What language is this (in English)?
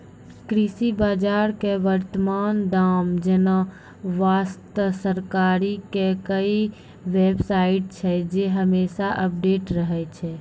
Maithili